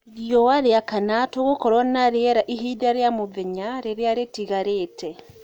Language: Kikuyu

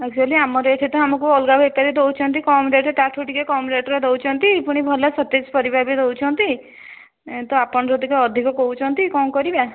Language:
Odia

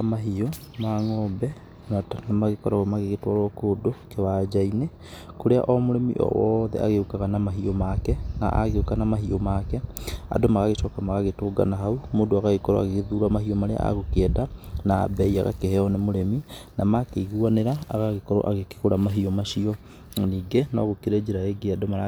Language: Kikuyu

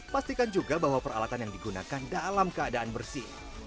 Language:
Indonesian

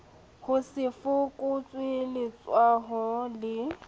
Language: Southern Sotho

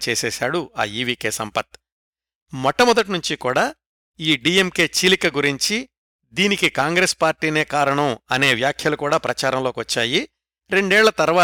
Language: Telugu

